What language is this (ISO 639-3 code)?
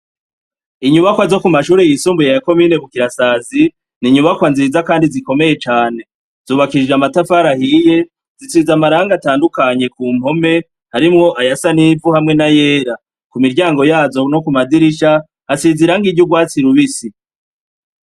run